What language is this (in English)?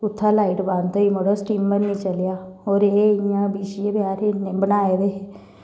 Dogri